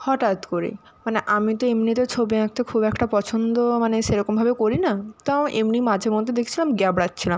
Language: Bangla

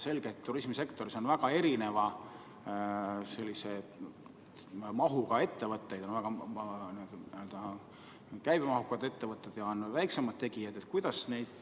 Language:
Estonian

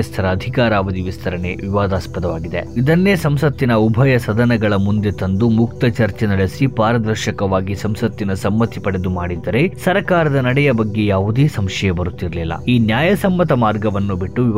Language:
Kannada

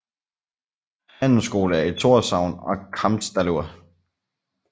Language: Danish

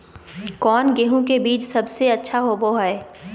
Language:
Magahi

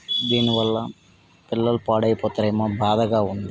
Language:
Telugu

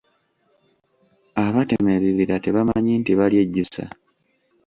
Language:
Ganda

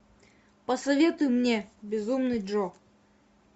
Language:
Russian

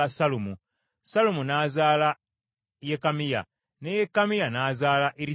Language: Ganda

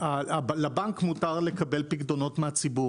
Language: Hebrew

